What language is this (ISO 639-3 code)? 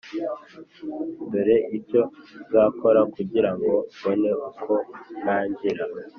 kin